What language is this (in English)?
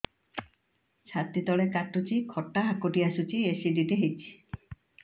Odia